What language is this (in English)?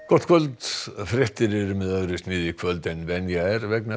Icelandic